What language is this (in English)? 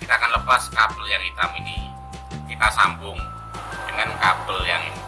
Indonesian